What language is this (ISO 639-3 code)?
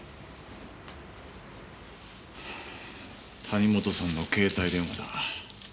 jpn